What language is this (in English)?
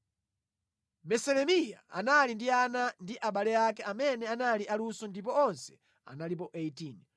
Nyanja